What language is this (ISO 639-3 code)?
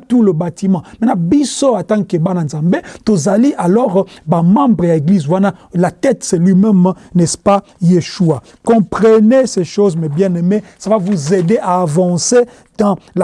fra